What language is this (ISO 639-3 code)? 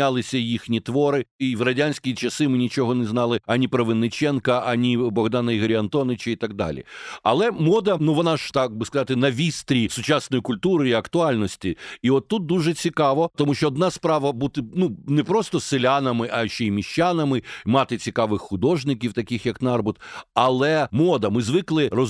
ukr